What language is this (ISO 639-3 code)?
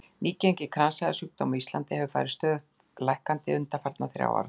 isl